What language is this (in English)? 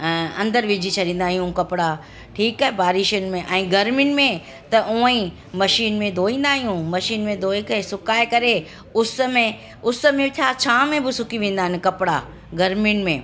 Sindhi